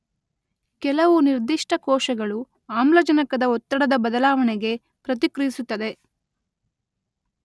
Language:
Kannada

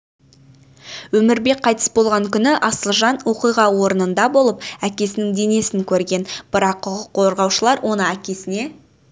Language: Kazakh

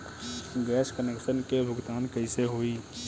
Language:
Bhojpuri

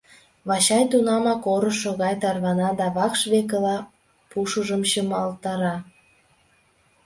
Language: Mari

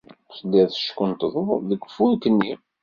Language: Kabyle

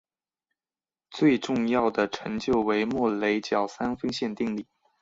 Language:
Chinese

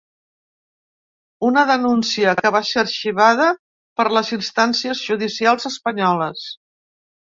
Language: Catalan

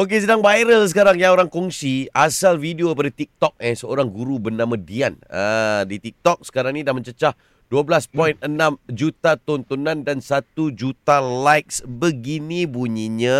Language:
Malay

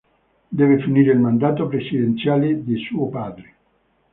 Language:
Italian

